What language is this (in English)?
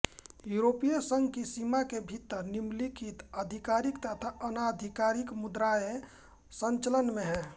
Hindi